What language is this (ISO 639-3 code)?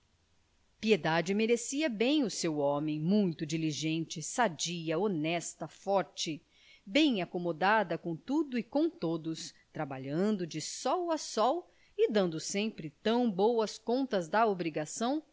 por